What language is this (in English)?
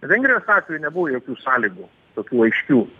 Lithuanian